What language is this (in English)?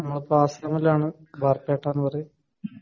Malayalam